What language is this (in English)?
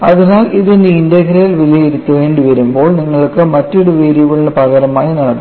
Malayalam